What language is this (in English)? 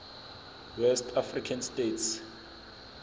Zulu